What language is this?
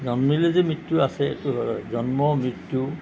Assamese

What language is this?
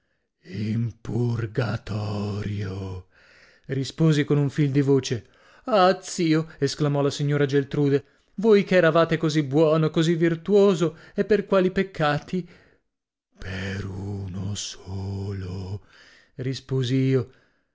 Italian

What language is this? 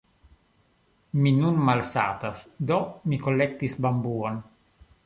Esperanto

